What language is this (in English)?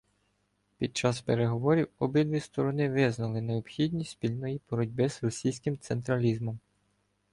Ukrainian